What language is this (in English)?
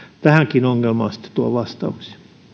Finnish